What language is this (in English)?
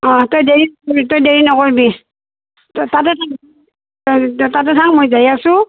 Assamese